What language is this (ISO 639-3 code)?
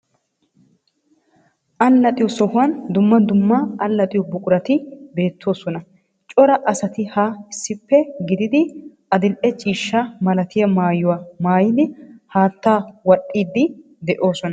wal